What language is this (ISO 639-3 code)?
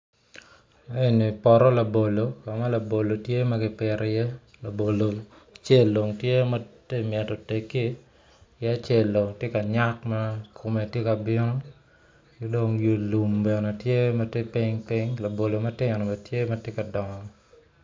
ach